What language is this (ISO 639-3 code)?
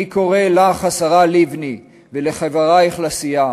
heb